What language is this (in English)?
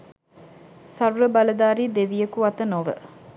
Sinhala